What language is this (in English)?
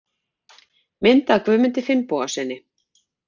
Icelandic